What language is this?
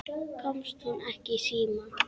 Icelandic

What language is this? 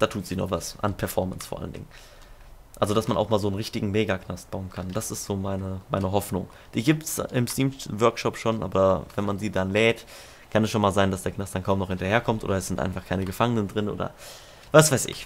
German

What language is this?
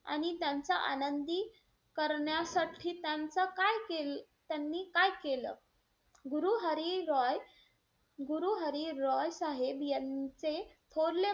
Marathi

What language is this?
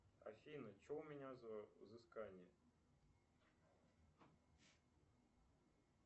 Russian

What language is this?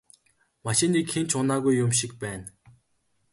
Mongolian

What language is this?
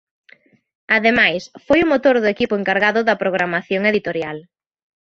Galician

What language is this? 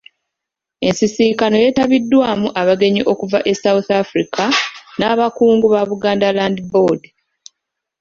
Ganda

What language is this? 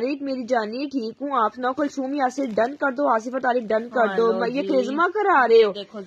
Hindi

